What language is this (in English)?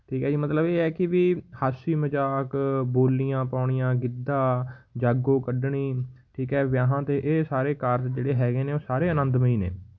Punjabi